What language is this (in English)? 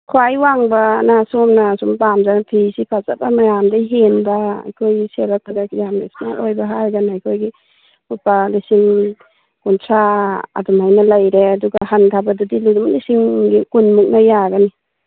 Manipuri